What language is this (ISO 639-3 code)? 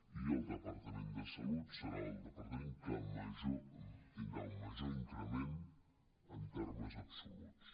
cat